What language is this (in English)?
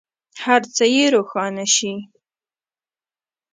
Pashto